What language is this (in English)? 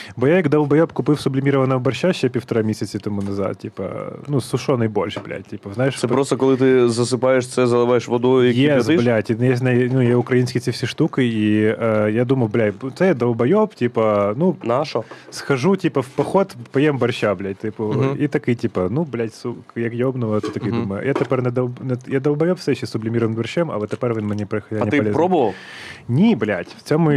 Ukrainian